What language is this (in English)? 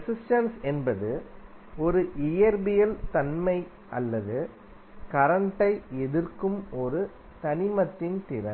Tamil